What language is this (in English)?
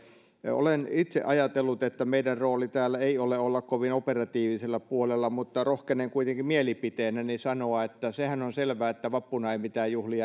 Finnish